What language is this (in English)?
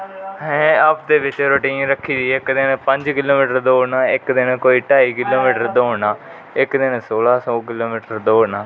Dogri